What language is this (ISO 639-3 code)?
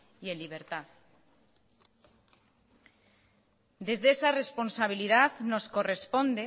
spa